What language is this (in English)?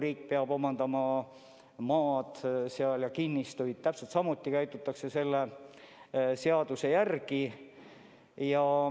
Estonian